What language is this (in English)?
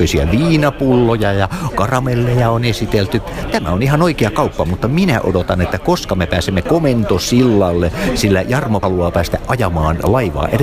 Finnish